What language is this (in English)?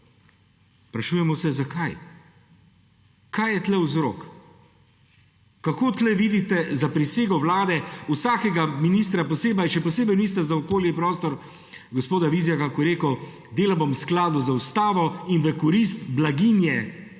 Slovenian